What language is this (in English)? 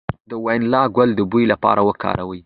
Pashto